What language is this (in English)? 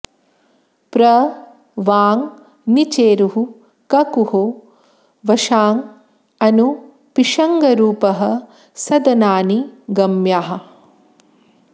Sanskrit